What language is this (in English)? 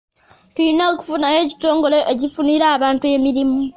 Ganda